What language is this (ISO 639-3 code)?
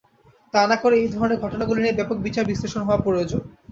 ben